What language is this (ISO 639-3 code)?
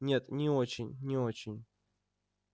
rus